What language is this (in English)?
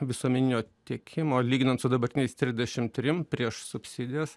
Lithuanian